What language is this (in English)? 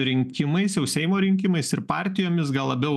Lithuanian